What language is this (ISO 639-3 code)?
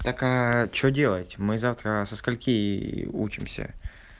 rus